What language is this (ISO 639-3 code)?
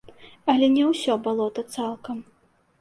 bel